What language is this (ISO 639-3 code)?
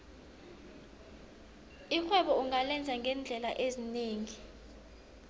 nbl